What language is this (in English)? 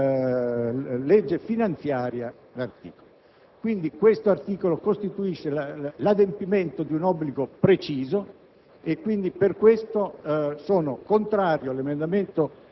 Italian